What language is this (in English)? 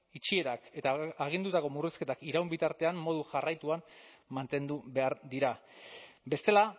Basque